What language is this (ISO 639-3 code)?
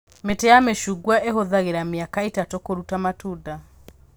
kik